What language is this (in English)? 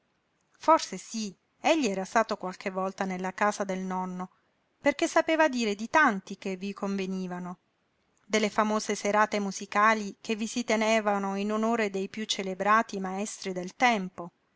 Italian